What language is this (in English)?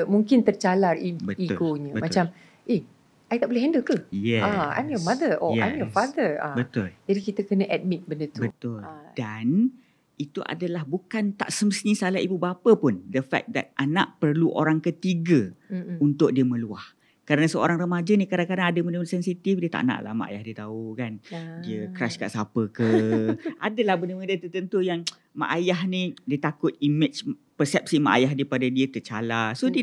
Malay